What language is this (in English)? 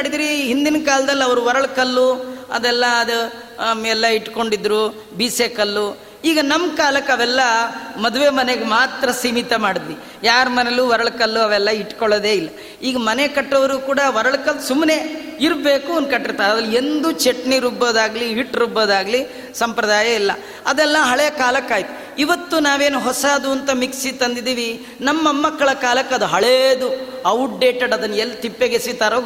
Kannada